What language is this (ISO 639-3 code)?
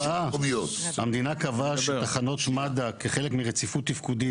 heb